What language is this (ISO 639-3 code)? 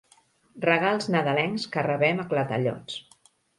cat